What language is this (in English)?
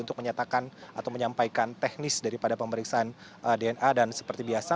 Indonesian